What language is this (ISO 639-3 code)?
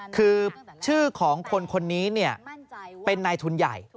tha